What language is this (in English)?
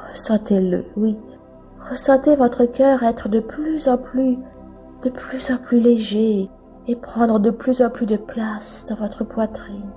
French